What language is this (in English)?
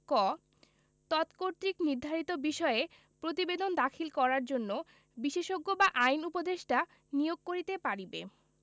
Bangla